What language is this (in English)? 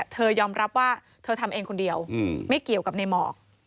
Thai